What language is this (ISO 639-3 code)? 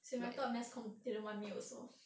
eng